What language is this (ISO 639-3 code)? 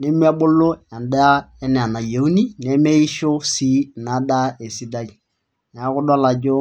mas